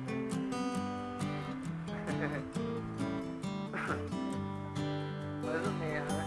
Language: Portuguese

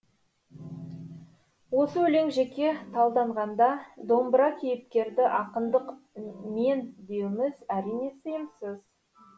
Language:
Kazakh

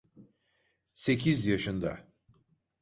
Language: Turkish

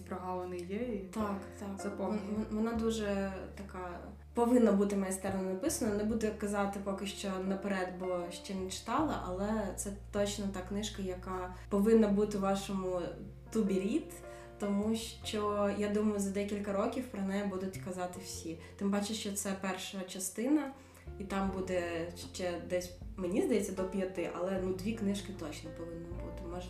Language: Ukrainian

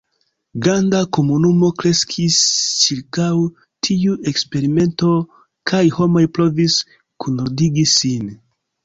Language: Esperanto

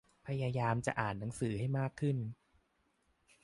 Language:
Thai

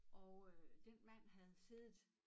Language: Danish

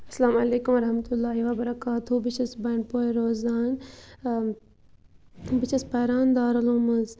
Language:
Kashmiri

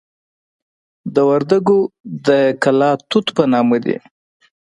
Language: Pashto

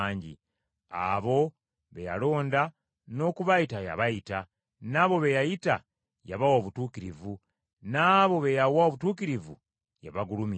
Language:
Ganda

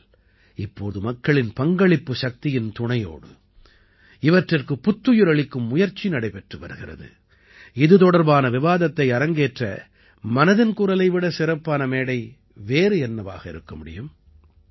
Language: Tamil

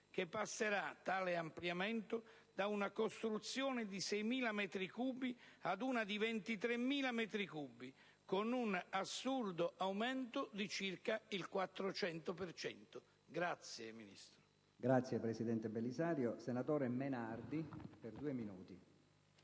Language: Italian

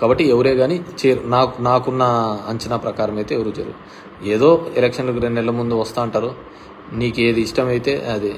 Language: Telugu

